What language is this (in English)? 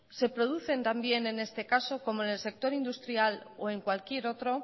Spanish